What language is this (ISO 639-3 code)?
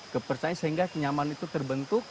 ind